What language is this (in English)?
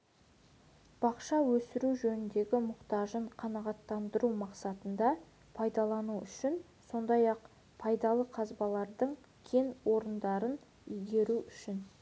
Kazakh